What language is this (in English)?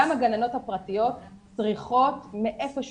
Hebrew